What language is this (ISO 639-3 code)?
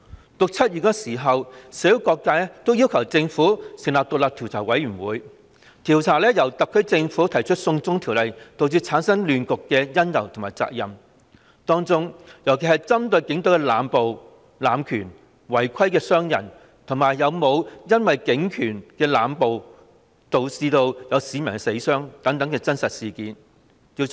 yue